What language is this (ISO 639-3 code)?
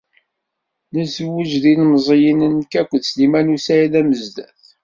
kab